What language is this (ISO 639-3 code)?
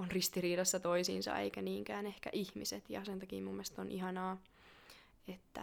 fin